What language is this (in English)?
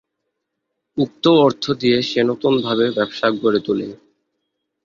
Bangla